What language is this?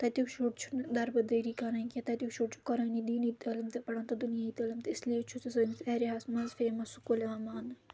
Kashmiri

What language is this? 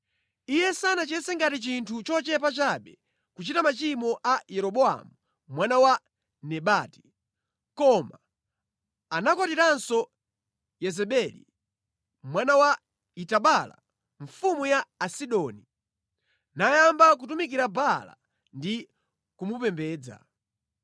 Nyanja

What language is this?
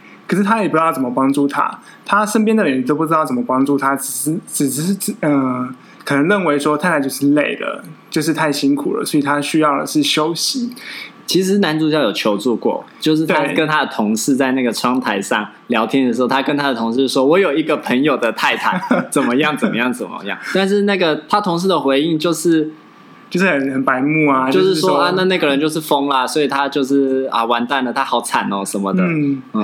Chinese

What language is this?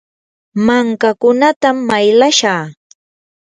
Yanahuanca Pasco Quechua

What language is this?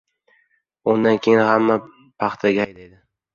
Uzbek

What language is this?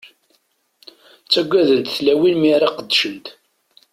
Kabyle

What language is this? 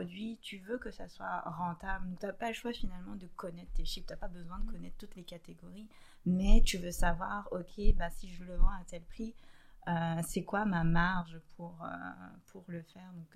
French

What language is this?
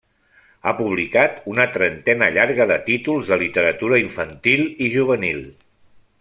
Catalan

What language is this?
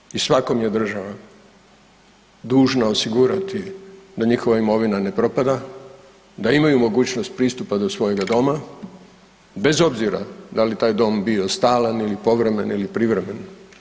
Croatian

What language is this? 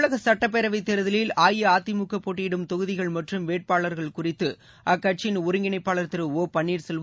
Tamil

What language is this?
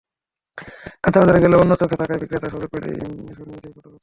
Bangla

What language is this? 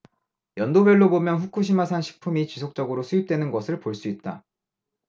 Korean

